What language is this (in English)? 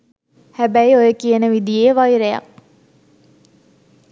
Sinhala